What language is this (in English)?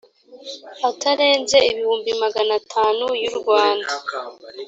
Kinyarwanda